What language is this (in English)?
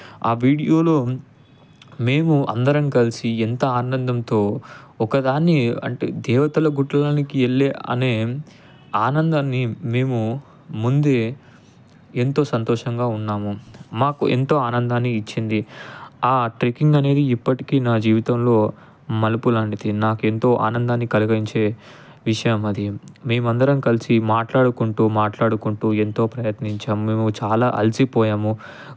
Telugu